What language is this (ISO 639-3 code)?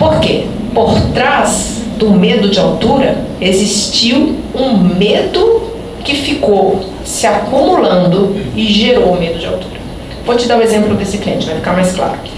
por